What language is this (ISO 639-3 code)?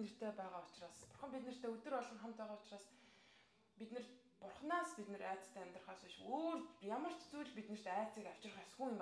ara